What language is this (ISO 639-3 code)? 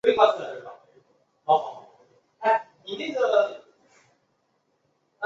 zho